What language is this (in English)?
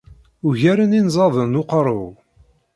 Kabyle